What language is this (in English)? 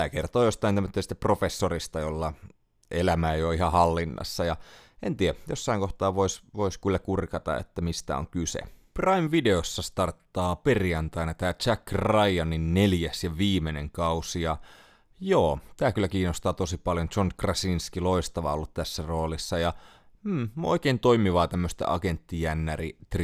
Finnish